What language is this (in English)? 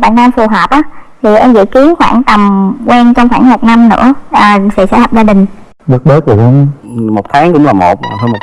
Vietnamese